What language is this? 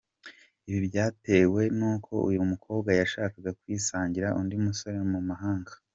Kinyarwanda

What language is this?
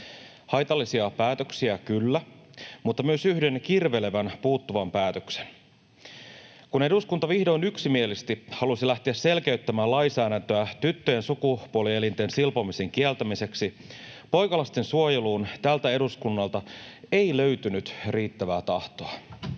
Finnish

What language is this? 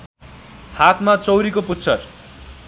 Nepali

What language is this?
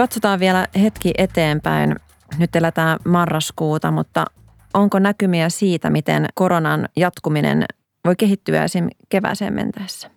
Finnish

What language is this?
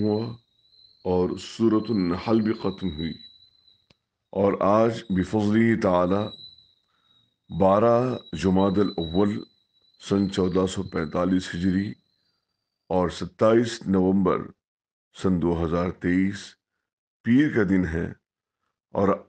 Arabic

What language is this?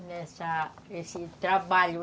Portuguese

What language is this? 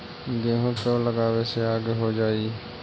Magahi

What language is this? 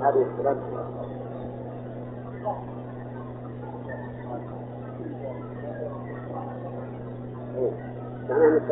Arabic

